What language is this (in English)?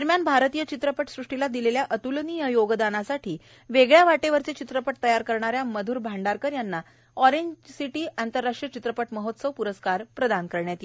Marathi